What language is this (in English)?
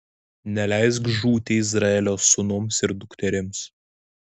Lithuanian